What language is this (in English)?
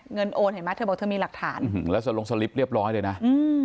Thai